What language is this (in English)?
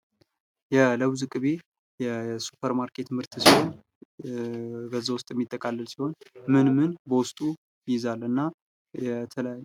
Amharic